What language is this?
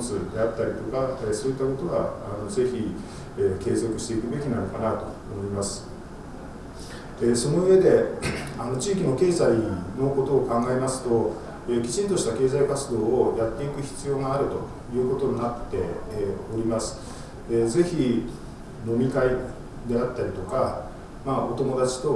Japanese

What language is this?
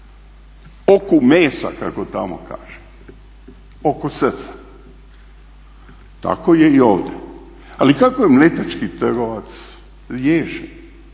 Croatian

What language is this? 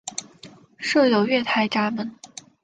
Chinese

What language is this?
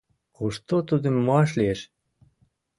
Mari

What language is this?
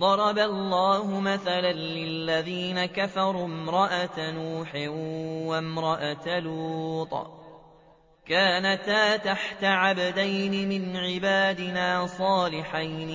Arabic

